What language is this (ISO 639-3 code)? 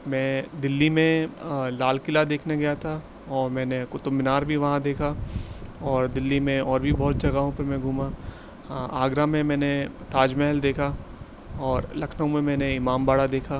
urd